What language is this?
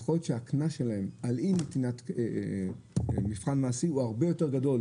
Hebrew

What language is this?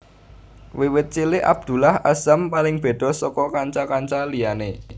Javanese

